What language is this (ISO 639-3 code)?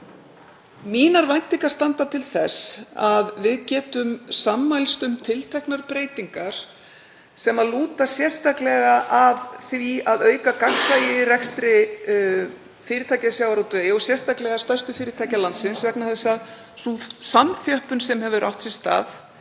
isl